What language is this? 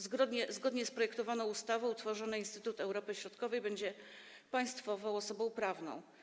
Polish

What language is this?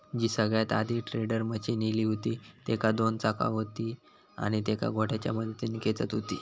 Marathi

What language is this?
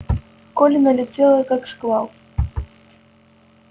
Russian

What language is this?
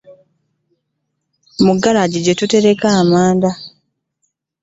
Ganda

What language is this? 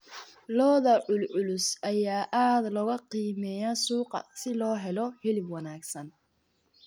Somali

